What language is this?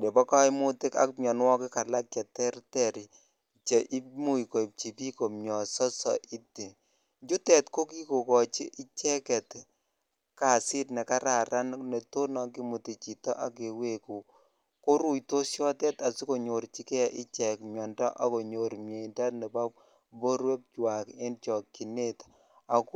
Kalenjin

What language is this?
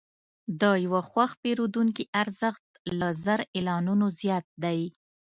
Pashto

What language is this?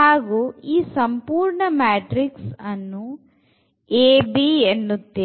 Kannada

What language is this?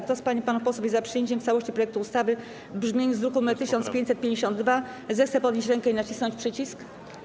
Polish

